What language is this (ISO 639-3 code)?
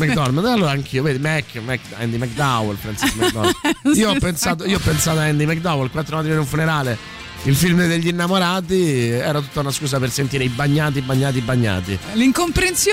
ita